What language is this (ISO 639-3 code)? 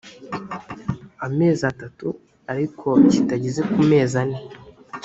kin